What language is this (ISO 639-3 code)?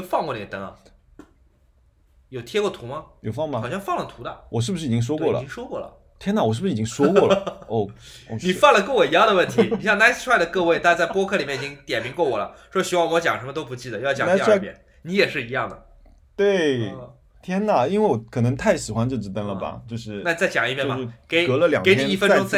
zho